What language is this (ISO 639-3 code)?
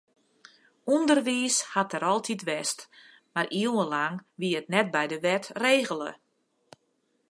fry